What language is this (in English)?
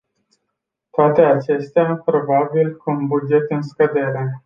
Romanian